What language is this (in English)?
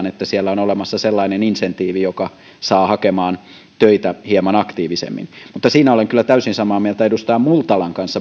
Finnish